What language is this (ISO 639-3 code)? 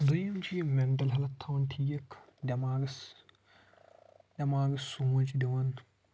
kas